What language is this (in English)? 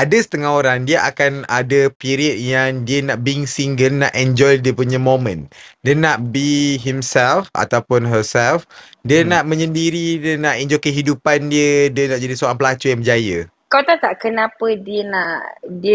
Malay